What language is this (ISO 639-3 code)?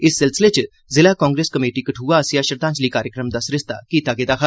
doi